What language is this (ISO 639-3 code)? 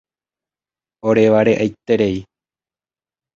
grn